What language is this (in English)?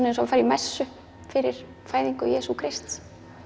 Icelandic